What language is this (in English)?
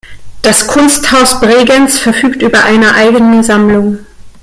German